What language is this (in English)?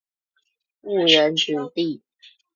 Chinese